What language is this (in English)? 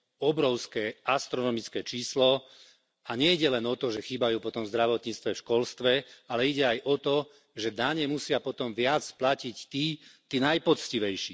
Slovak